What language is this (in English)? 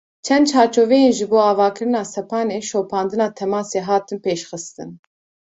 Kurdish